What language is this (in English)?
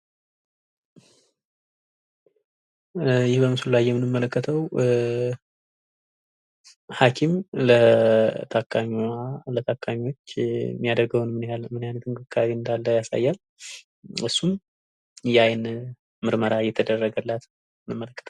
Amharic